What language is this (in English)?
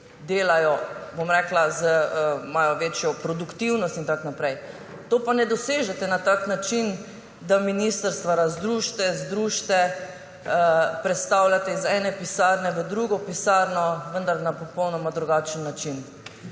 Slovenian